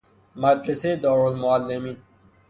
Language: Persian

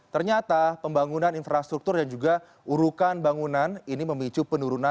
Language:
Indonesian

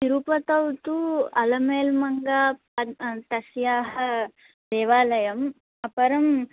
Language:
Sanskrit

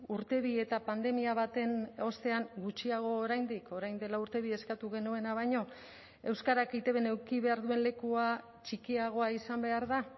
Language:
Basque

